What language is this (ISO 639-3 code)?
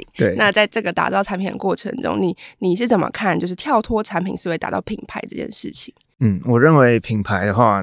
zho